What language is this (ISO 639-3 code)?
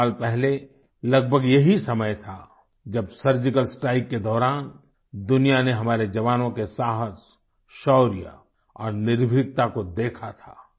hin